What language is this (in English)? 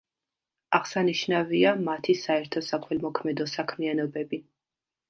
Georgian